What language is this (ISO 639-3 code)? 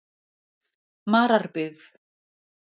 isl